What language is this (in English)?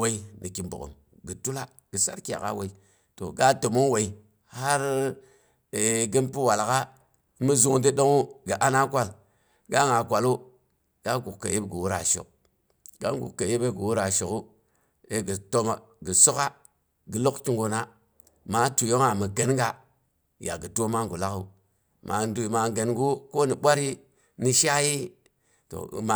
Boghom